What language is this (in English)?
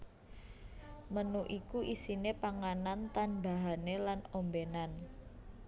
Javanese